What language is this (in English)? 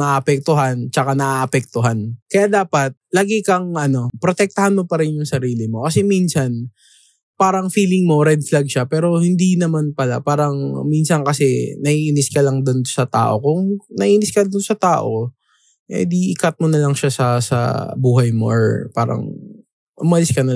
Filipino